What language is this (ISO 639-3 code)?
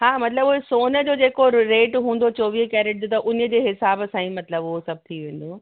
snd